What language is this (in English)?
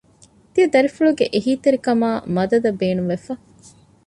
Divehi